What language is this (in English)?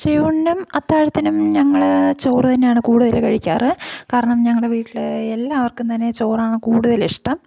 Malayalam